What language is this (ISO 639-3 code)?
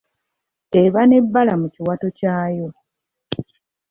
lug